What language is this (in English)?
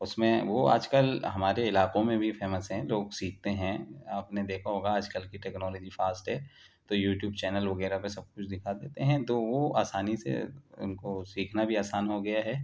Urdu